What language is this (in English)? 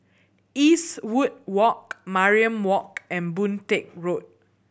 English